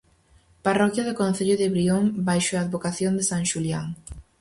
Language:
Galician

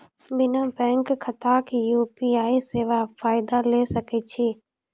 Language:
Maithili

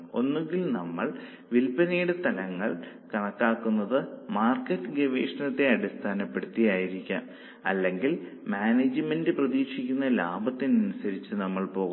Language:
Malayalam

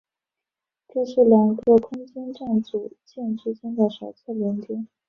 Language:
Chinese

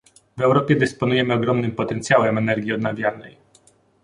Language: Polish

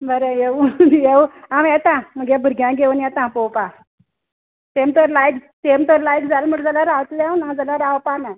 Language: Konkani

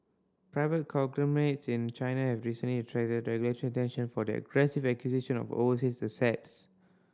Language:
English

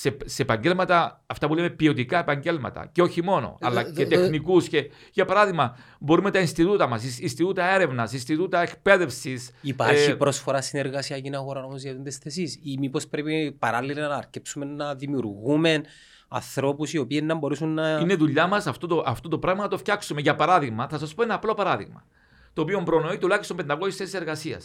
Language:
Greek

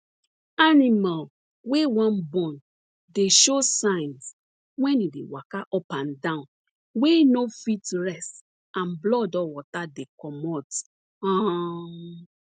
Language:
Nigerian Pidgin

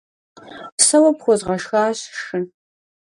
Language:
Kabardian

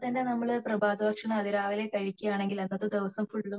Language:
Malayalam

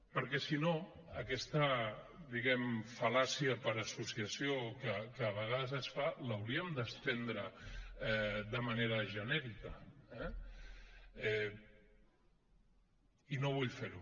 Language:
Catalan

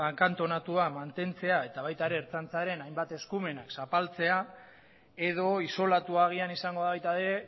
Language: Basque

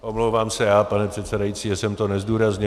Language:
Czech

